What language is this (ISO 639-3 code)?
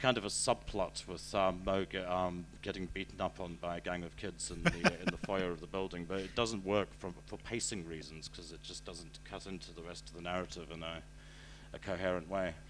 eng